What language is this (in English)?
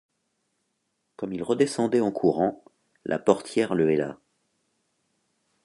French